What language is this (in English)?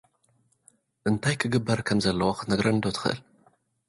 Tigrinya